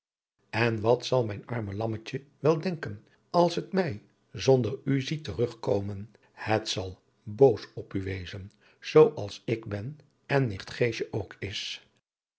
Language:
Dutch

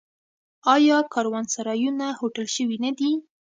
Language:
Pashto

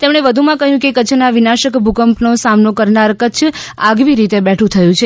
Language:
Gujarati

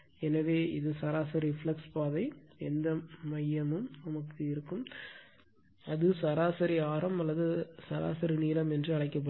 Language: Tamil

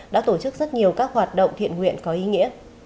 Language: Vietnamese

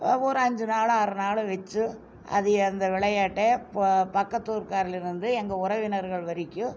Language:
Tamil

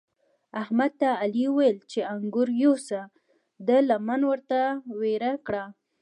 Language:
Pashto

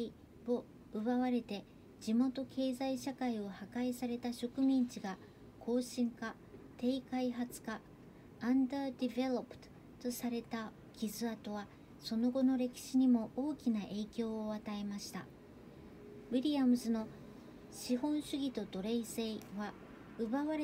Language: Japanese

